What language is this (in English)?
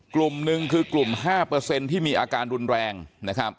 Thai